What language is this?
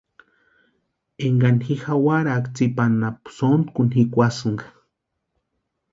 Western Highland Purepecha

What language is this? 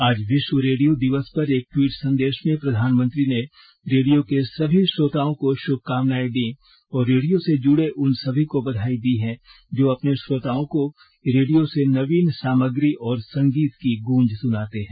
Hindi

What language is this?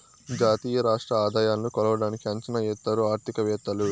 Telugu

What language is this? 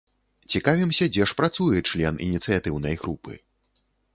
Belarusian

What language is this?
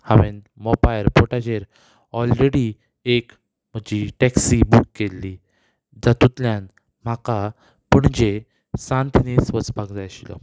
Konkani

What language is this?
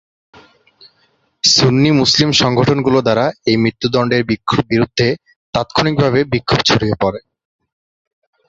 Bangla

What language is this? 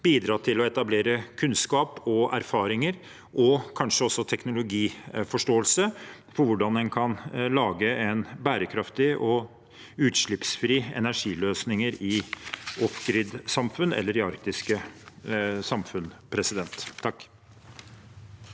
Norwegian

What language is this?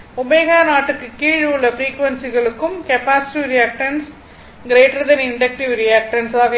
Tamil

